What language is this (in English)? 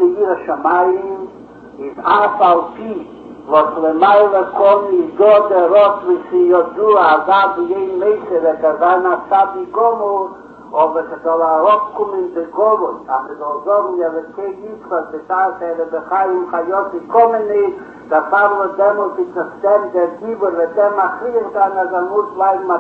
Hebrew